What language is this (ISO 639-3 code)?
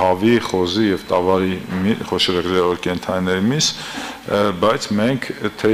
ron